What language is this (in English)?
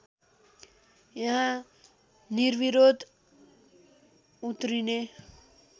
Nepali